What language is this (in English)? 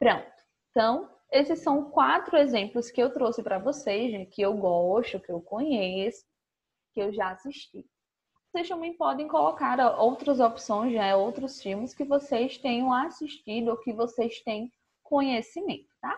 Portuguese